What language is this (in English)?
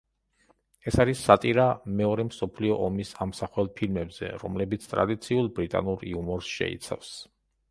Georgian